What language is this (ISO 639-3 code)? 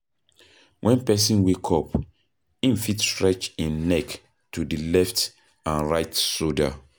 pcm